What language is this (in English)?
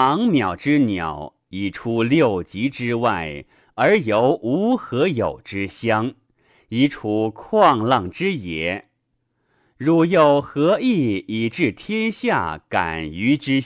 Chinese